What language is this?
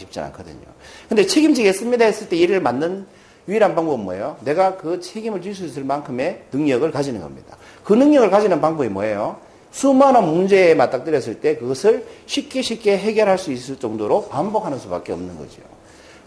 Korean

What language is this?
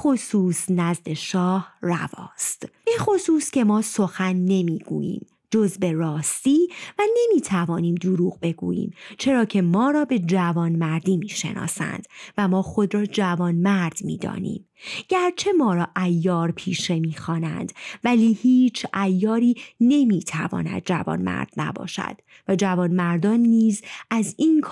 Persian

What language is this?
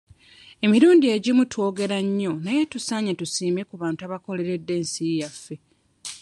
Ganda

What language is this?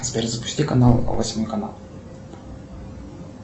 Russian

